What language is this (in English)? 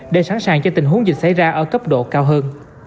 Vietnamese